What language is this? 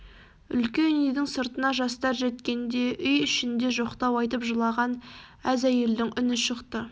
Kazakh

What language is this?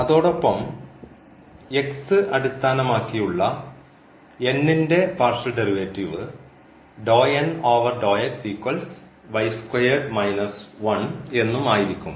Malayalam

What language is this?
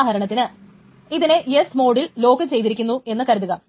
Malayalam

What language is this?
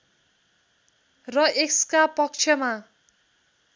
Nepali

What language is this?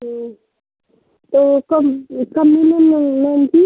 Hindi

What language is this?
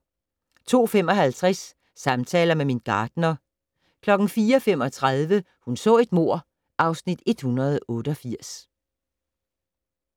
Danish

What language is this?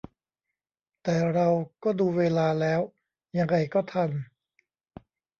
Thai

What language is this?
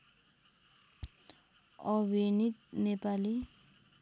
Nepali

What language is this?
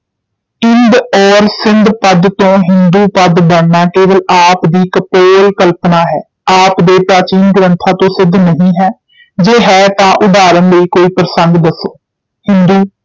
Punjabi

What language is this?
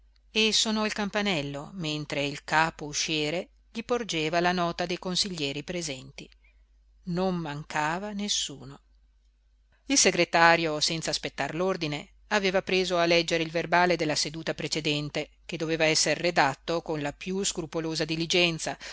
Italian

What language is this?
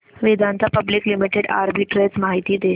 Marathi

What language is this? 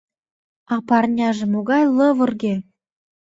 Mari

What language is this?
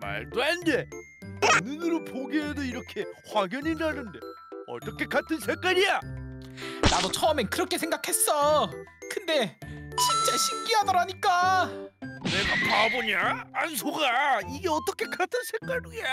Korean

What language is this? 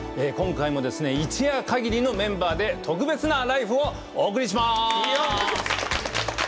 Japanese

